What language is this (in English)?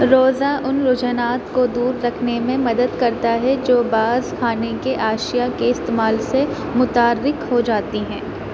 Urdu